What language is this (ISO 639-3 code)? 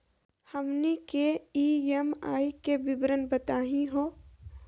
mag